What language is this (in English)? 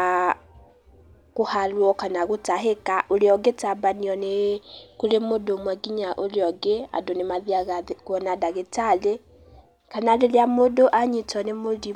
Kikuyu